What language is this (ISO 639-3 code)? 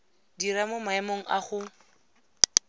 tsn